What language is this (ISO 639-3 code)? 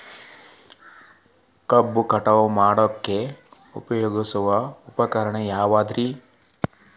kan